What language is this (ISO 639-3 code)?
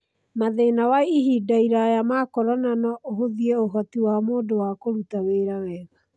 kik